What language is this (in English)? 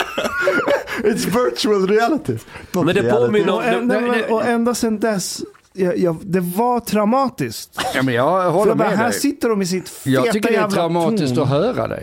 Swedish